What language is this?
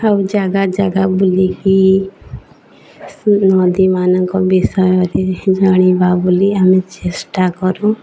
Odia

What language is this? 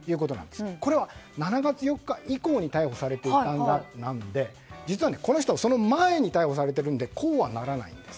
Japanese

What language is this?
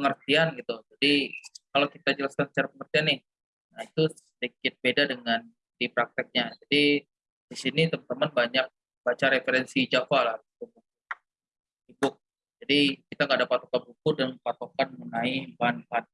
Indonesian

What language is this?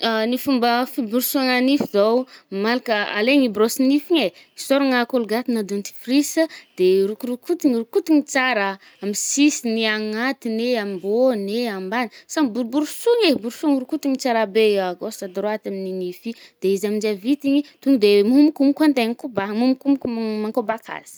Northern Betsimisaraka Malagasy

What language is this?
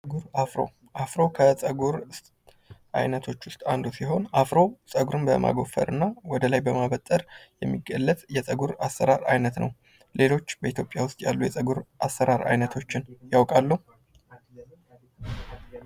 Amharic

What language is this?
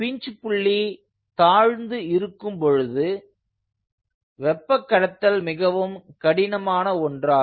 Tamil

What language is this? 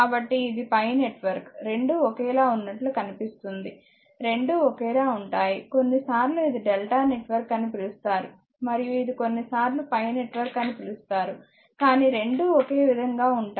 Telugu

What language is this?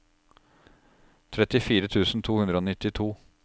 Norwegian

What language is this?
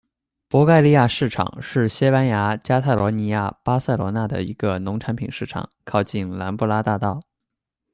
Chinese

